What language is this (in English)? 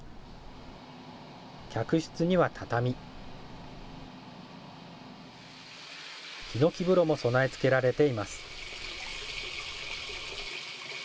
Japanese